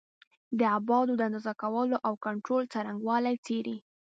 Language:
Pashto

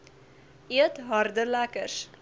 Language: Afrikaans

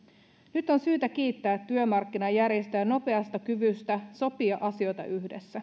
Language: Finnish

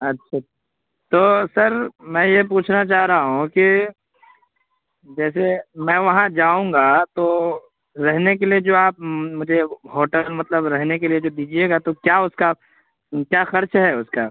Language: Urdu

